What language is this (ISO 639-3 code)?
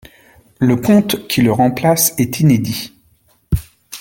fra